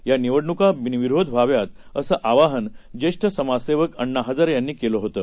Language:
Marathi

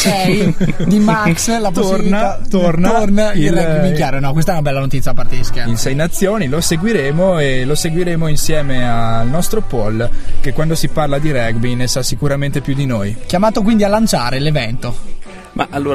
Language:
Italian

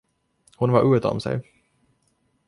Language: Swedish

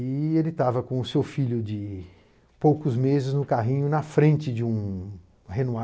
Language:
Portuguese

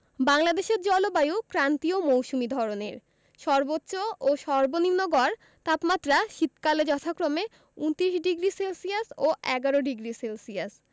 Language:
Bangla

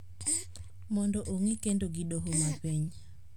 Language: Luo (Kenya and Tanzania)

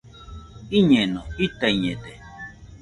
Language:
Nüpode Huitoto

